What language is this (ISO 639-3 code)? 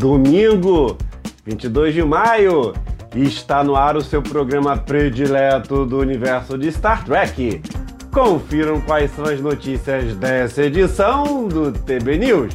por